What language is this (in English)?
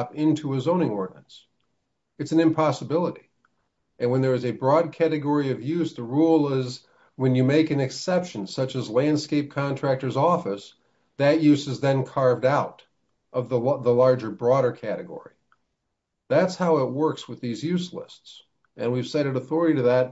English